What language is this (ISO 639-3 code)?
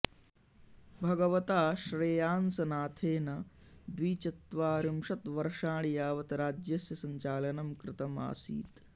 san